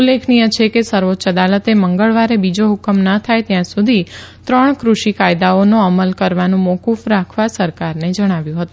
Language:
Gujarati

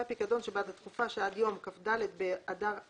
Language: Hebrew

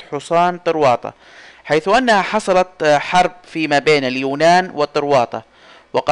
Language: Arabic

